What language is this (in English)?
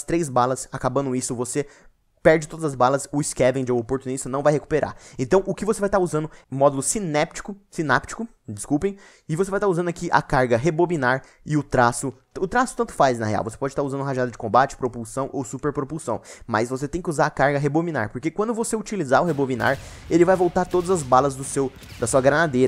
Portuguese